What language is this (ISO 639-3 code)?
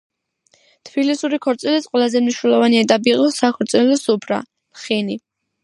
kat